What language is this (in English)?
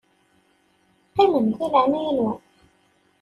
Kabyle